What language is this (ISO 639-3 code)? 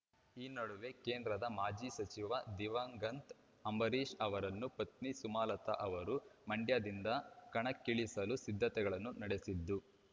kan